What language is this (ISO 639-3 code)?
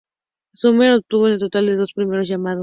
spa